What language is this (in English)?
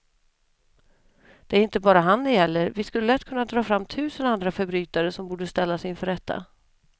Swedish